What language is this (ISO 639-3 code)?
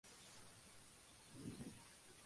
spa